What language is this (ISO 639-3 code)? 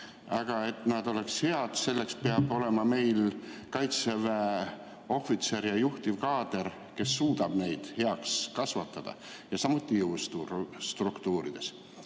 est